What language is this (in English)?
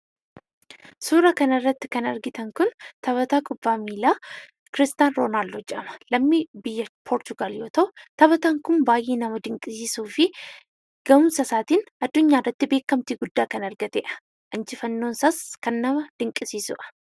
Oromo